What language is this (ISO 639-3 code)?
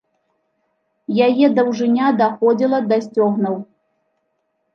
bel